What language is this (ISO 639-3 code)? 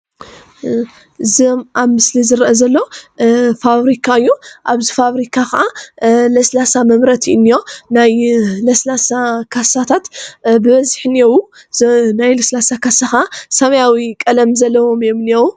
tir